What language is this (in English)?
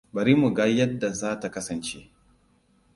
Hausa